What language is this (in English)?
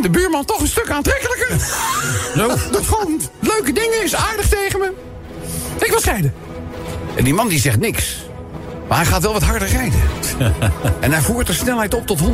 Dutch